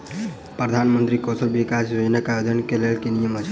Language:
Maithili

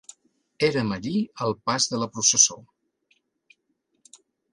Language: Catalan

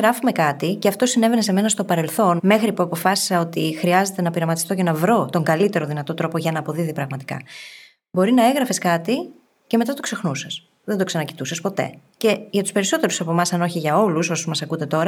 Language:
Greek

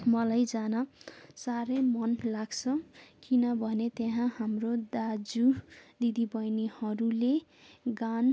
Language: Nepali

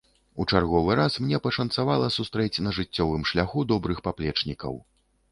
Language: Belarusian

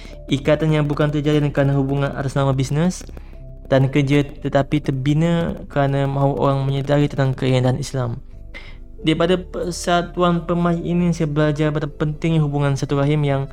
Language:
Malay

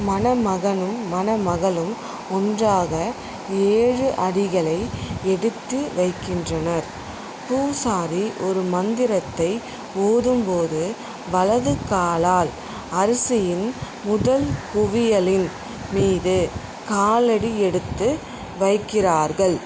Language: Tamil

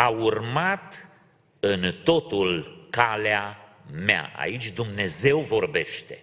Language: Romanian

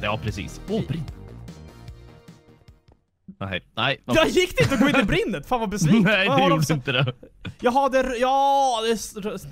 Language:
Swedish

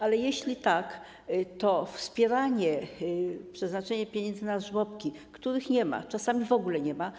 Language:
Polish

